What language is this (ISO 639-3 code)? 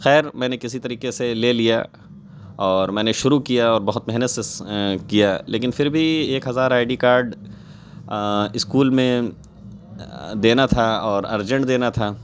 urd